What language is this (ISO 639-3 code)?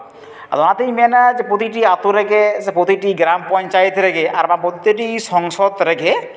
sat